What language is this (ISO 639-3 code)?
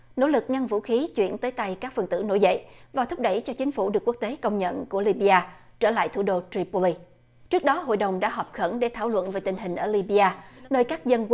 vie